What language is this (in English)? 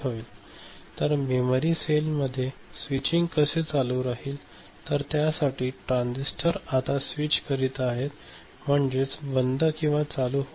Marathi